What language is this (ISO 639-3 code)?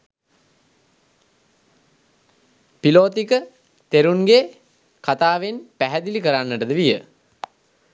sin